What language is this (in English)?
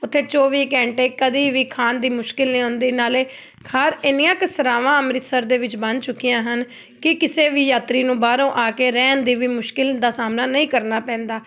Punjabi